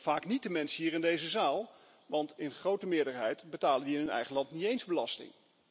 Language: Dutch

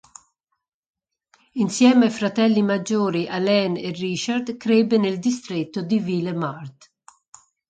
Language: Italian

